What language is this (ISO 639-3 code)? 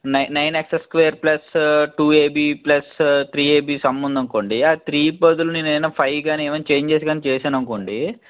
tel